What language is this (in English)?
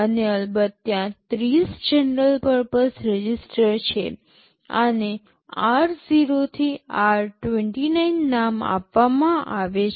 Gujarati